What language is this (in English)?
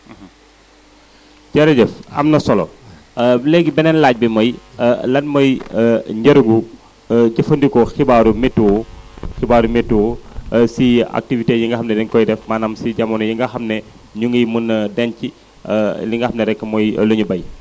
Wolof